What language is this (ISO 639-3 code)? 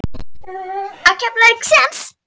isl